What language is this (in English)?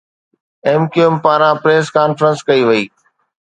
Sindhi